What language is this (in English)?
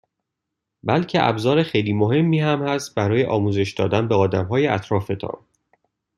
Persian